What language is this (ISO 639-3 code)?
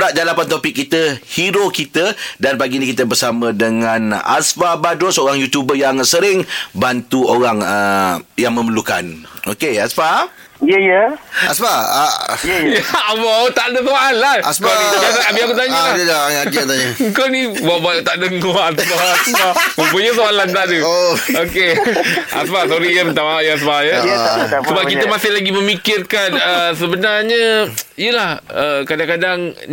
msa